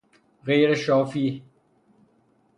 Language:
Persian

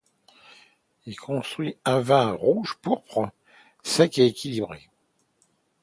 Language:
French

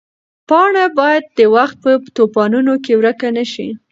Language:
Pashto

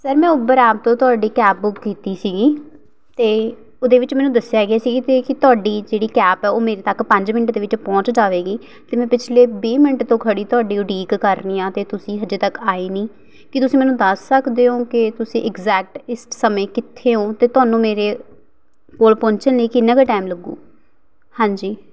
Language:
Punjabi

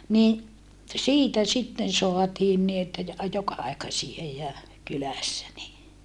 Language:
Finnish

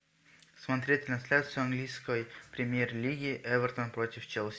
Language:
Russian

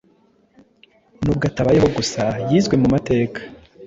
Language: Kinyarwanda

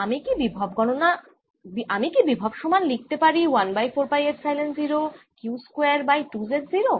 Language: Bangla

